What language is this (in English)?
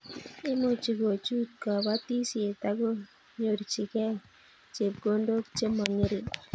Kalenjin